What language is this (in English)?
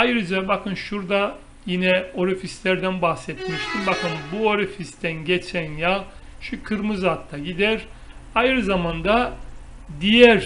Turkish